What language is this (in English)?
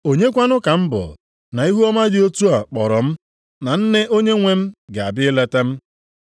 Igbo